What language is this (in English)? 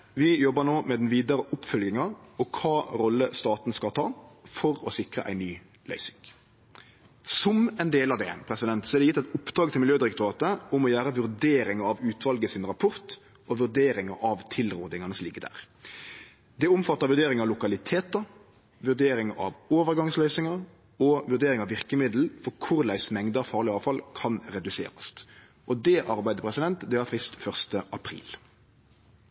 Norwegian Nynorsk